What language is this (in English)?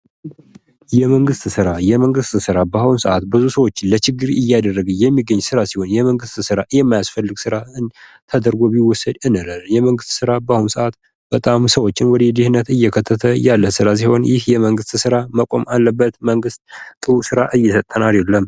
Amharic